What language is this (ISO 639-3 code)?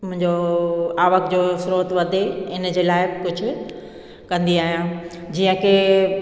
snd